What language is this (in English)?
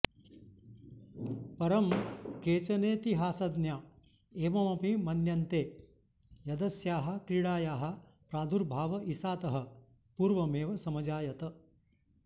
Sanskrit